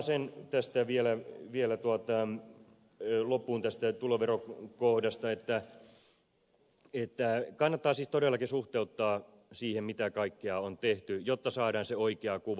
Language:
Finnish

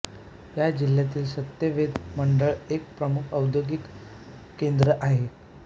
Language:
Marathi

